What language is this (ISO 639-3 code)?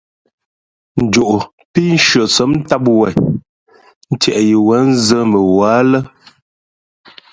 fmp